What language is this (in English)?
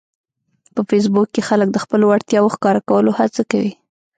Pashto